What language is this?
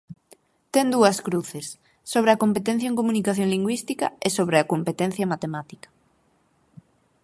Galician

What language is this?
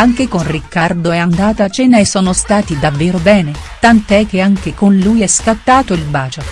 Italian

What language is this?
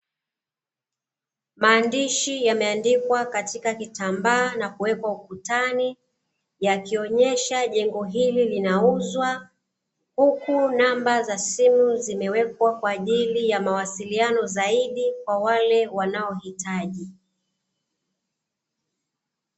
Swahili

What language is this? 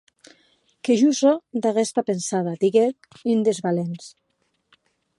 Occitan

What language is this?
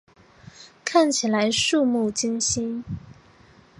Chinese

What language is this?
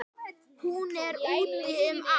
Icelandic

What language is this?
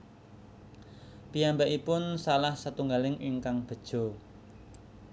Javanese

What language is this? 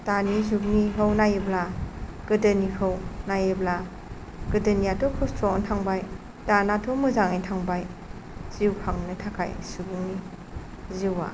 Bodo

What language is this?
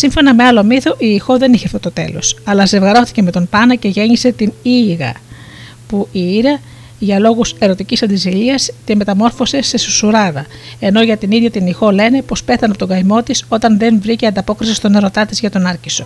Greek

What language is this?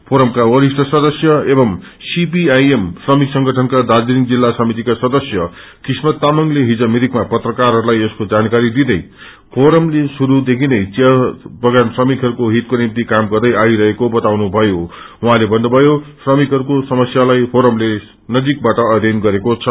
Nepali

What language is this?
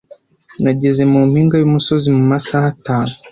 Kinyarwanda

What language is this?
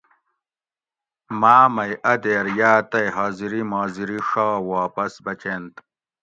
Gawri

